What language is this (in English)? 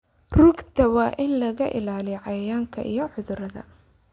Somali